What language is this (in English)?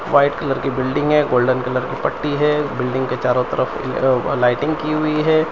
Hindi